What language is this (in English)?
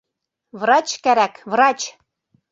Bashkir